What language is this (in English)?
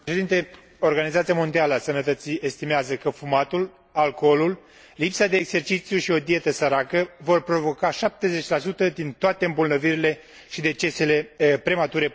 Romanian